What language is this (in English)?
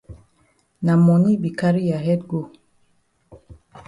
Cameroon Pidgin